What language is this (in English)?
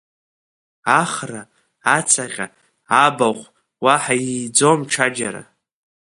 Abkhazian